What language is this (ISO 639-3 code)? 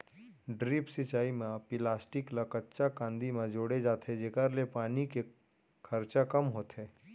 hne